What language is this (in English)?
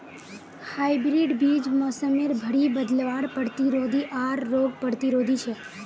Magahi